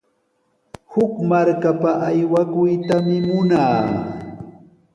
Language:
Sihuas Ancash Quechua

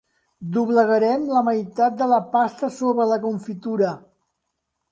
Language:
Catalan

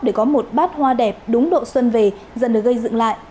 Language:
Vietnamese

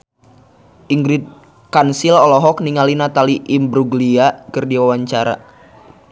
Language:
Sundanese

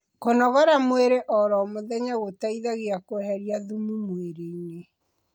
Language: Kikuyu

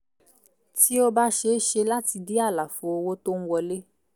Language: Yoruba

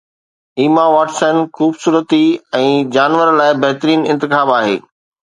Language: Sindhi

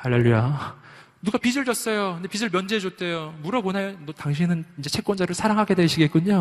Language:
Korean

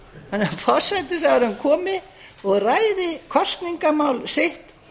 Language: Icelandic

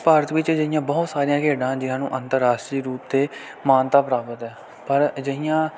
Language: Punjabi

